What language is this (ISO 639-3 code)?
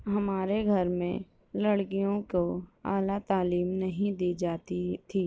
urd